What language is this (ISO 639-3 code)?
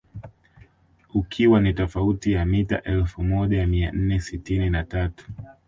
swa